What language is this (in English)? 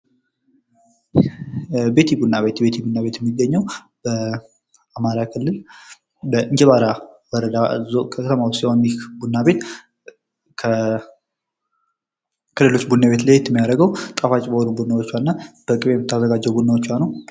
Amharic